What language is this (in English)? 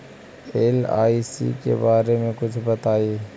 Magahi